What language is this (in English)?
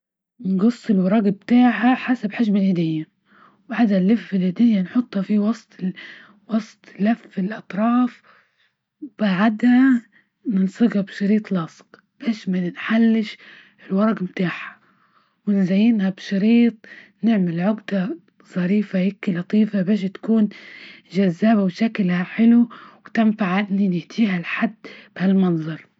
Libyan Arabic